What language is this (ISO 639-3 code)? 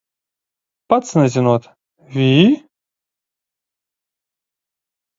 lav